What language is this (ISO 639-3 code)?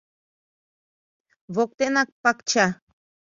chm